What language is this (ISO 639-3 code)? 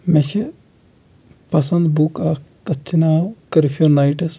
kas